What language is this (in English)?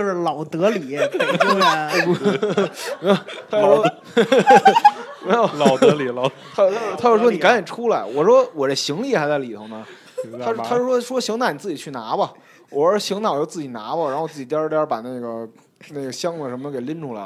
Chinese